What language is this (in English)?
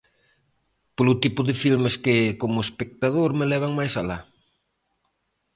Galician